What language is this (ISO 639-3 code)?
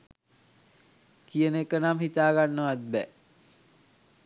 sin